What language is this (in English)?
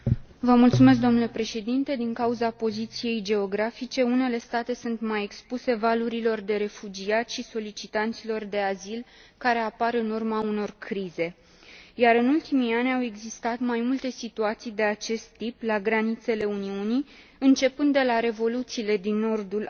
Romanian